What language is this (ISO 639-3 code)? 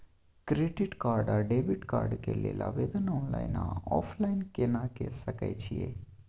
mai